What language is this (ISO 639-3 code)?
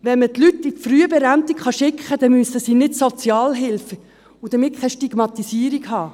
gsw